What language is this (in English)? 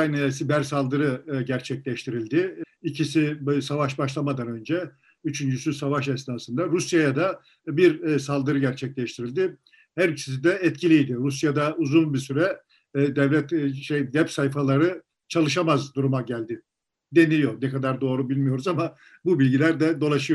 Turkish